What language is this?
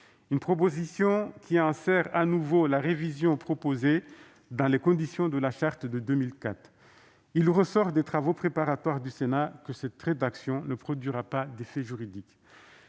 French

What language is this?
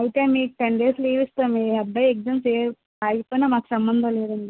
Telugu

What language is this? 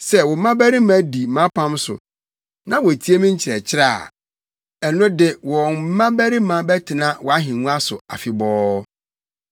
Akan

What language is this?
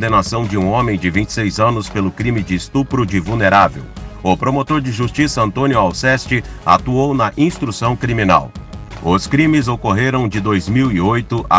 Portuguese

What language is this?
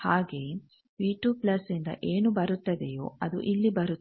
Kannada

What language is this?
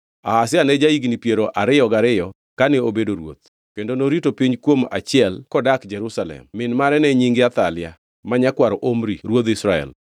Luo (Kenya and Tanzania)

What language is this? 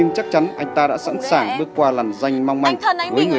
Vietnamese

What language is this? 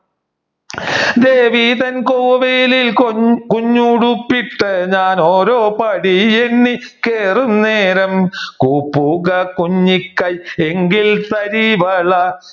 Malayalam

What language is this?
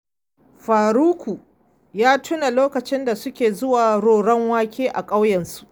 Hausa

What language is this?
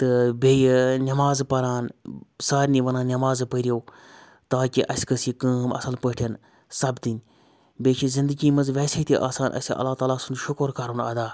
Kashmiri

